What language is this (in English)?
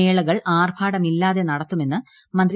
Malayalam